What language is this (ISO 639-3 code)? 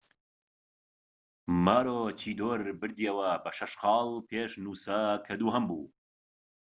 ckb